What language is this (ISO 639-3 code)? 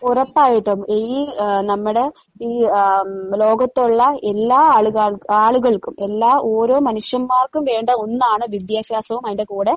mal